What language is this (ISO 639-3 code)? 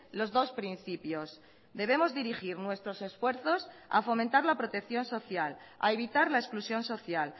spa